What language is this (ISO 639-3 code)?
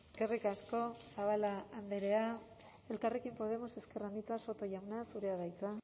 eus